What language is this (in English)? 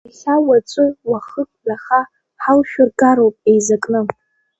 Abkhazian